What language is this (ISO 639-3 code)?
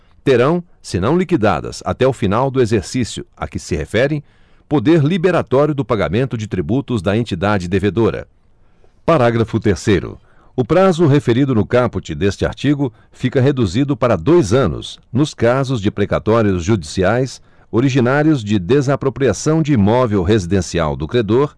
por